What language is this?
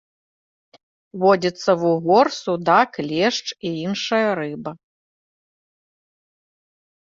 Belarusian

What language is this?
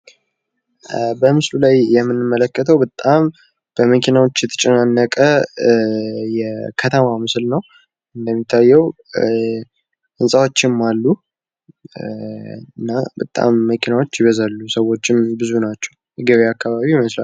Amharic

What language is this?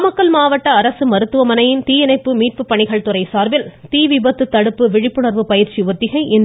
Tamil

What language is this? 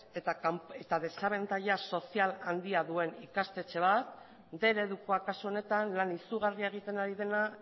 Basque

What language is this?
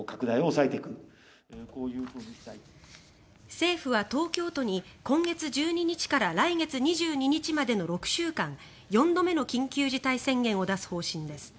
Japanese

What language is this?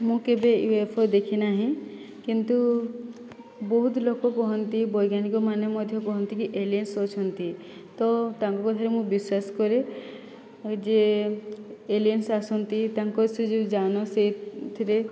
Odia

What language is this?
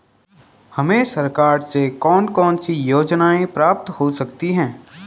Hindi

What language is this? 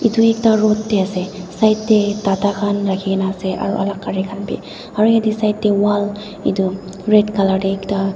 Naga Pidgin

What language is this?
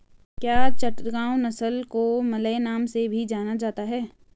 Hindi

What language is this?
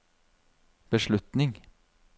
Norwegian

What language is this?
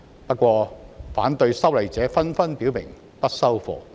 Cantonese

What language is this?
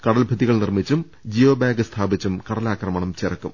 Malayalam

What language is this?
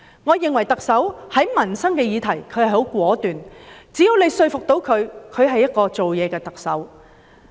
Cantonese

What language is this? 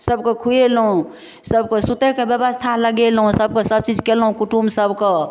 Maithili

